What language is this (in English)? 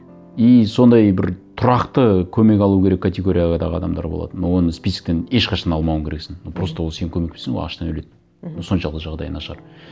Kazakh